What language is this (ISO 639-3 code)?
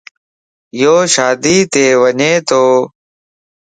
lss